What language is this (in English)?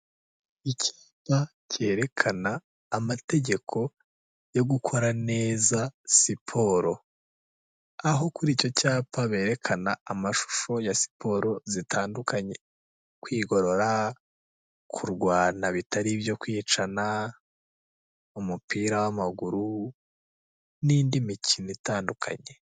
Kinyarwanda